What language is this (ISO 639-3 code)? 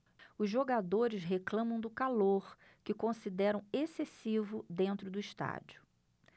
por